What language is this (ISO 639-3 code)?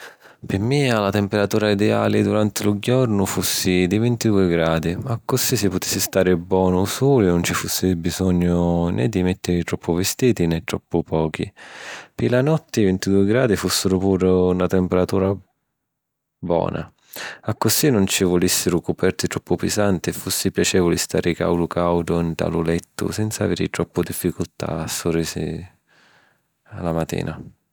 scn